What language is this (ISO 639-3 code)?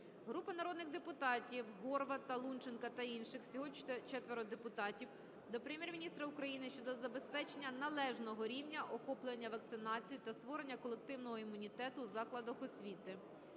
ukr